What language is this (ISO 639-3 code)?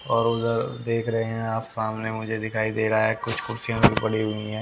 hin